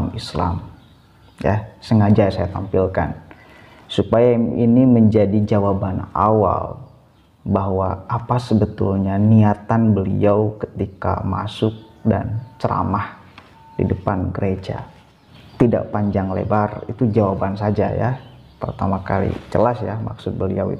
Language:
Indonesian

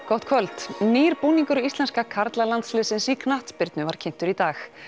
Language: Icelandic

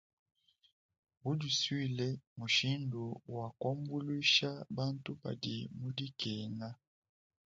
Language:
Luba-Lulua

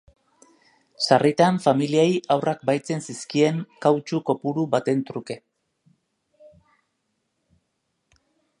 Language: Basque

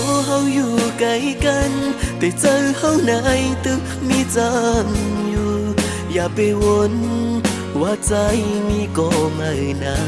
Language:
Thai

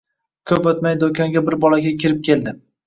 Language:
Uzbek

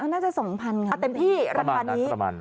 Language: Thai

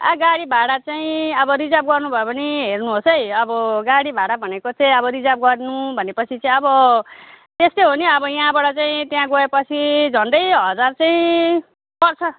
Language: Nepali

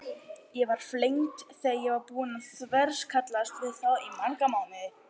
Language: Icelandic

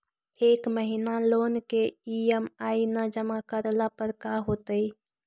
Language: Magahi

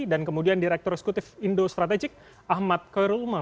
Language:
Indonesian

